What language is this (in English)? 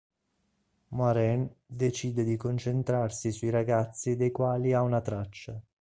Italian